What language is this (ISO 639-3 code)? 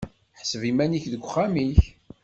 kab